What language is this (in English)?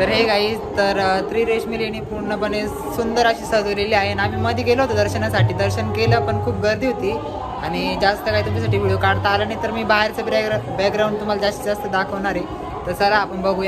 Romanian